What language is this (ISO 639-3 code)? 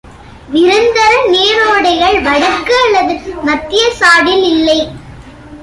tam